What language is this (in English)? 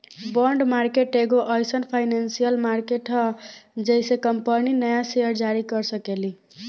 Bhojpuri